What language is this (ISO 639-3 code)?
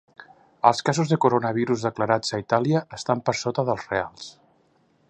cat